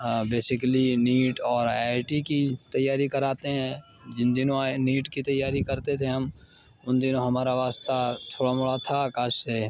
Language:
Urdu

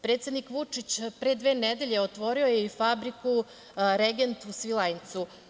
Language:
Serbian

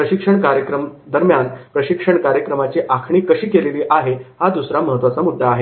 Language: Marathi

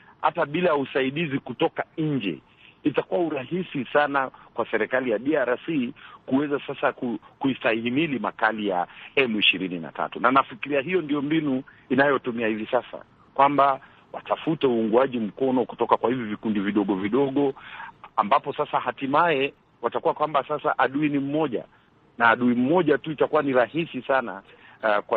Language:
Swahili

